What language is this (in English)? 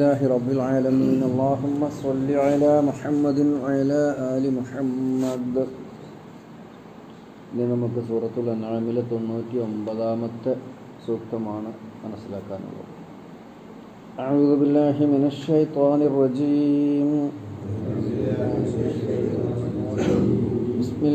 Malayalam